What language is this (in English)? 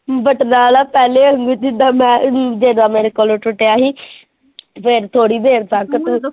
Punjabi